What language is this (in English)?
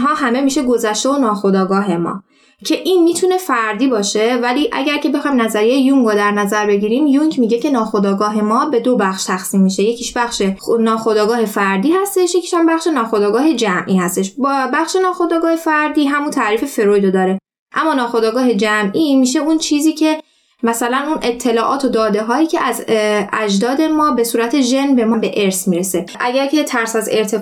Persian